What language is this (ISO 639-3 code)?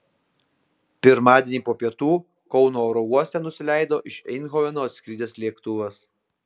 lit